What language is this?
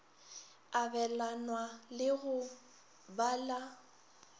Northern Sotho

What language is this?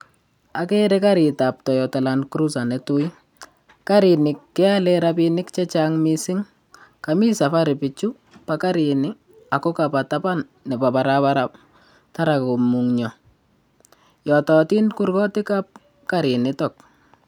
Kalenjin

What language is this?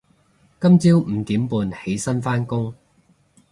Cantonese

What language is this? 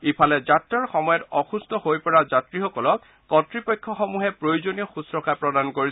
Assamese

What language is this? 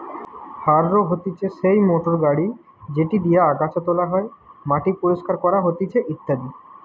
Bangla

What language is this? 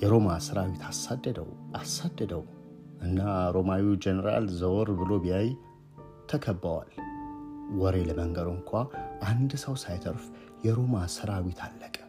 Amharic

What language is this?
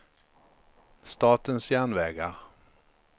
Swedish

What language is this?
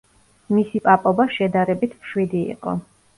Georgian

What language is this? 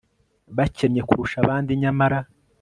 Kinyarwanda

